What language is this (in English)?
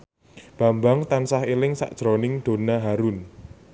Javanese